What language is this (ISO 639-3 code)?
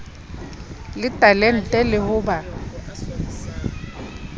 sot